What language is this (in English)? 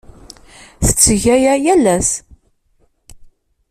Kabyle